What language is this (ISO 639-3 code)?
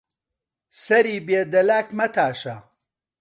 ckb